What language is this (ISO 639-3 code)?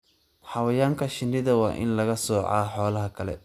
som